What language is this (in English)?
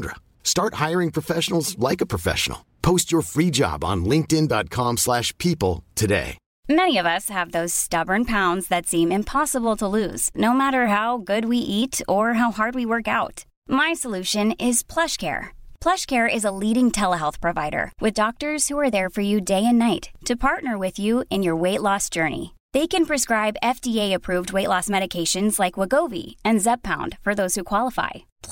Persian